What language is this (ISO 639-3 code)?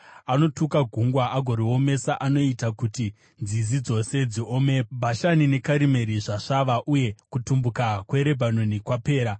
sna